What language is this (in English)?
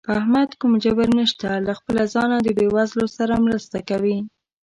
Pashto